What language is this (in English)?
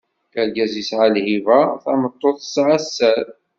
Kabyle